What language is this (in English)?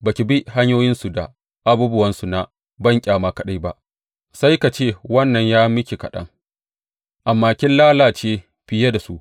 Hausa